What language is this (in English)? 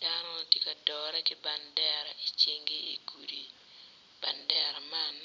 Acoli